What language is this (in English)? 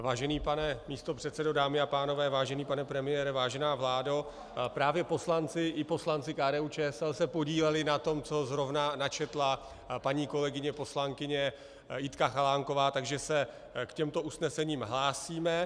Czech